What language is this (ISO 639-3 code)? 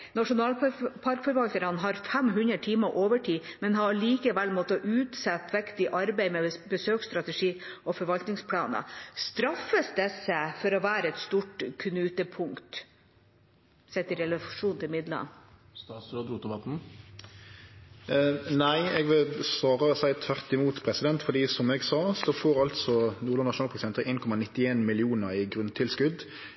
nor